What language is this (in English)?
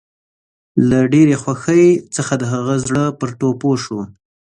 Pashto